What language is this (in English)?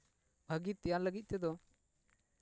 Santali